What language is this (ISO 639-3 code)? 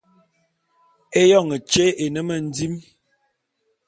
bum